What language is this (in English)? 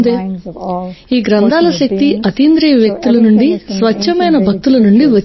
Telugu